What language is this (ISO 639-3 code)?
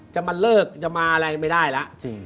tha